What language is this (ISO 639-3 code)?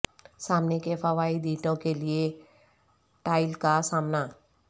urd